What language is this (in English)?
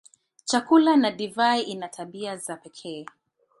Swahili